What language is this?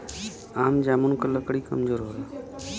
Bhojpuri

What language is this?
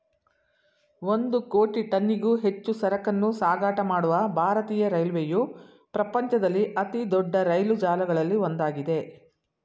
Kannada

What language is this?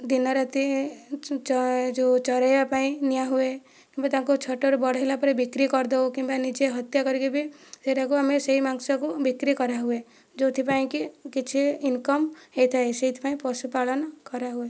Odia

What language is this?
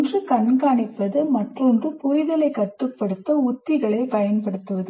Tamil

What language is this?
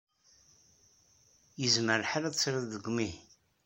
Kabyle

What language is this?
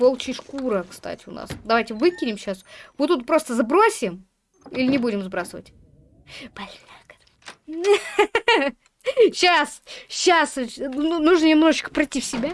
Russian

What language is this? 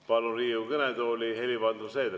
Estonian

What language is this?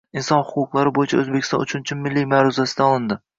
Uzbek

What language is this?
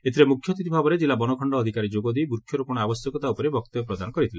Odia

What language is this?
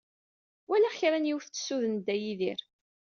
Kabyle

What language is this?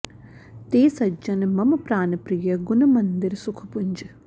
Sanskrit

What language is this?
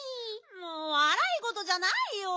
Japanese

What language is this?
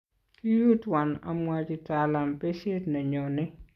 Kalenjin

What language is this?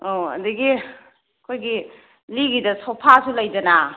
Manipuri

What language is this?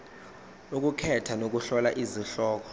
Zulu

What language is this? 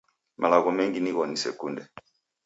Taita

